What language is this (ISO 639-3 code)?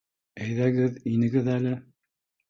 bak